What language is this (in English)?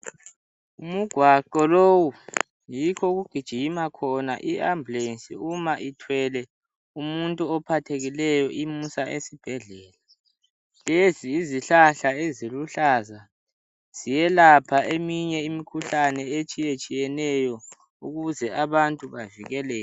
North Ndebele